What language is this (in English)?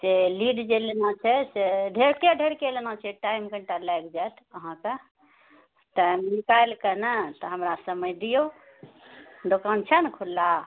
Maithili